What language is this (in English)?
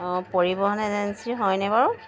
Assamese